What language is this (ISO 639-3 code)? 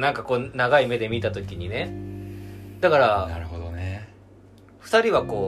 jpn